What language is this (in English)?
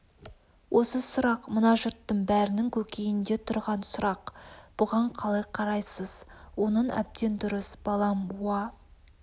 Kazakh